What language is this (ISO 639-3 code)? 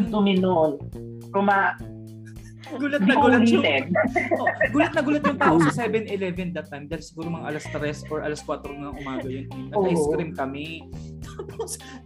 fil